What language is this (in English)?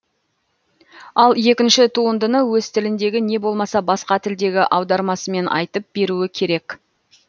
Kazakh